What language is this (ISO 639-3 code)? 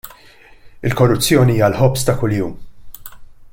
mlt